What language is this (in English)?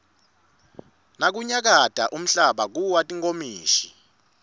Swati